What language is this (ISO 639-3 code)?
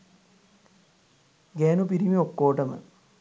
sin